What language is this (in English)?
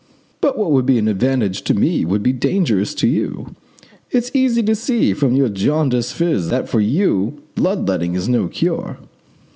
English